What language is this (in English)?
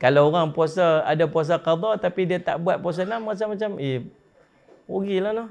Malay